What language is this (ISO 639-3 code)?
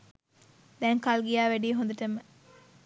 sin